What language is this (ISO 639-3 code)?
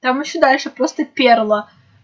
rus